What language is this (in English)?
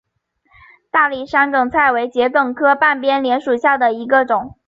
Chinese